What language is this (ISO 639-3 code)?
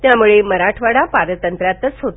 mar